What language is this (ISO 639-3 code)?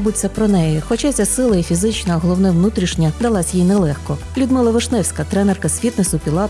ukr